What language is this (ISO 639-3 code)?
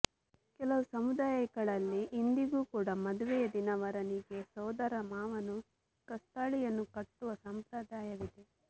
kan